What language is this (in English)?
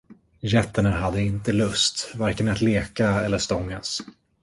Swedish